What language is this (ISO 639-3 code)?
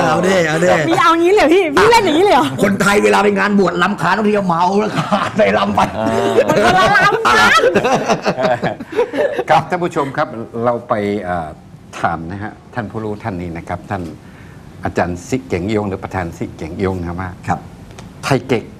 tha